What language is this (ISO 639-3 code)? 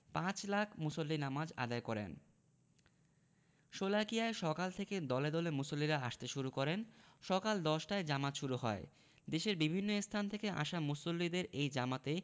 ben